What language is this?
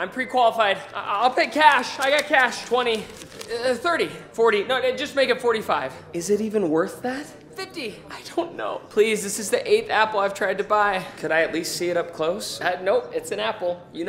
English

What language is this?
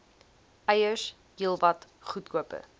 Afrikaans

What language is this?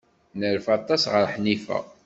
Kabyle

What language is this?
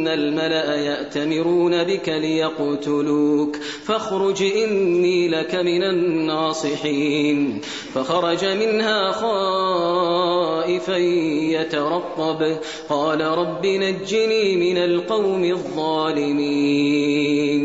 Arabic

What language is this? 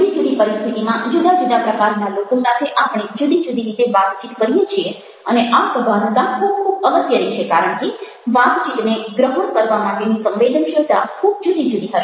Gujarati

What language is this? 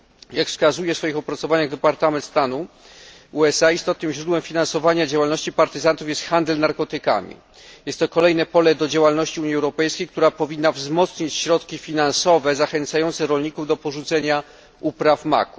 Polish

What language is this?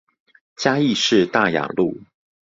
Chinese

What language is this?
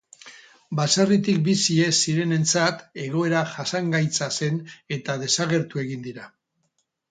Basque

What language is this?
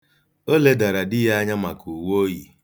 Igbo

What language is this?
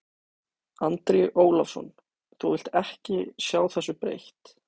Icelandic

